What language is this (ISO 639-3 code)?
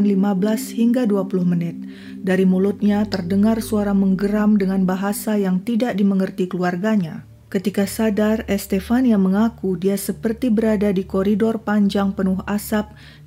ind